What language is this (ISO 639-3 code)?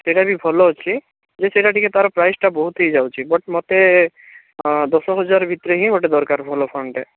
ori